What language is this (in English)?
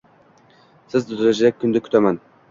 Uzbek